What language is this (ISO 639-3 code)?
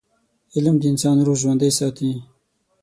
pus